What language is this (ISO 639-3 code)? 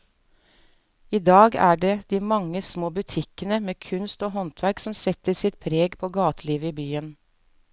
nor